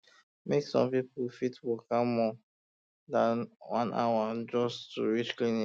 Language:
Nigerian Pidgin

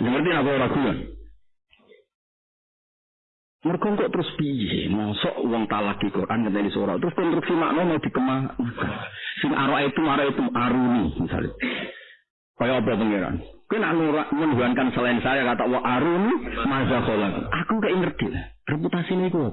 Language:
Indonesian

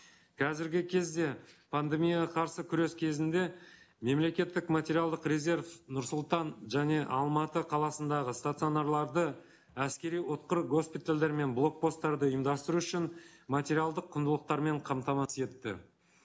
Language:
Kazakh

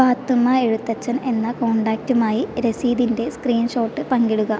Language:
Malayalam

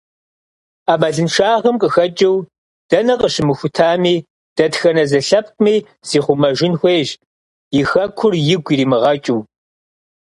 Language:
Kabardian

